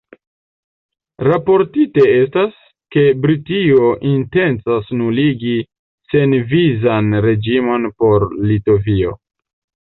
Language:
Esperanto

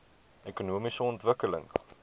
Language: Afrikaans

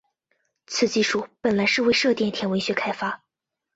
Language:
Chinese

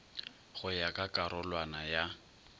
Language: Northern Sotho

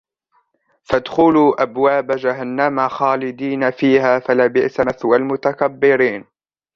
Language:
Arabic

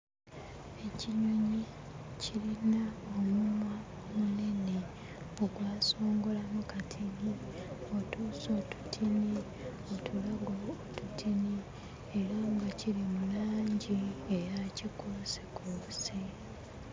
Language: Ganda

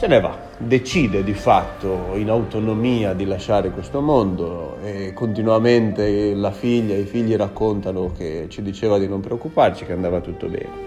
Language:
Italian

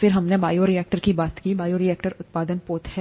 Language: Hindi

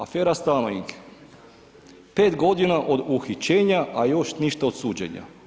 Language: Croatian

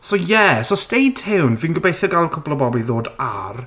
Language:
Welsh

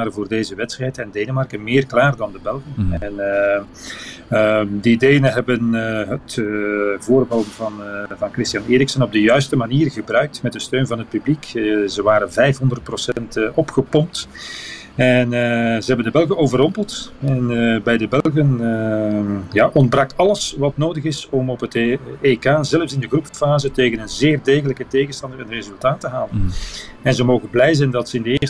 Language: Dutch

